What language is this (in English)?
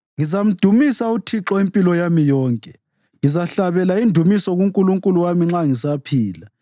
North Ndebele